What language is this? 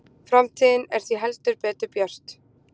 Icelandic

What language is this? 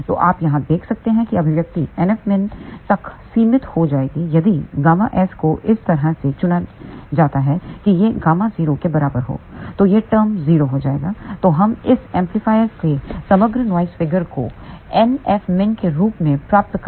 Hindi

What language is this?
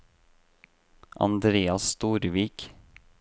Norwegian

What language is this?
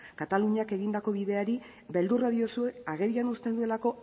Basque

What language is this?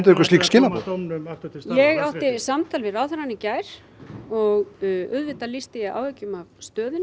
Icelandic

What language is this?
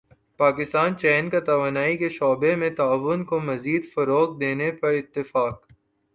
Urdu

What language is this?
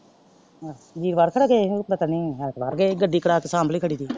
Punjabi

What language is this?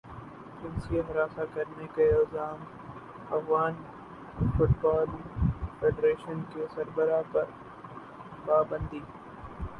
Urdu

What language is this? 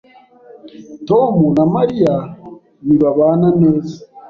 Kinyarwanda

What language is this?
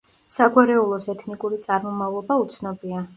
Georgian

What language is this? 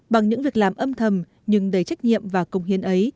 Vietnamese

